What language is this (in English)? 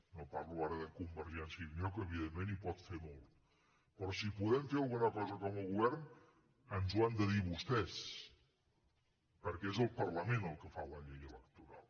Catalan